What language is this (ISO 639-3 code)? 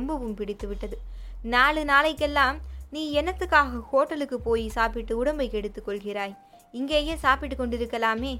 tam